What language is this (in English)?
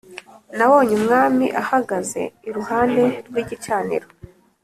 Kinyarwanda